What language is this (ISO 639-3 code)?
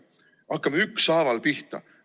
est